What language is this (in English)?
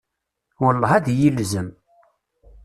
Kabyle